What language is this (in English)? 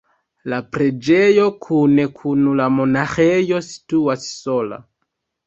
Esperanto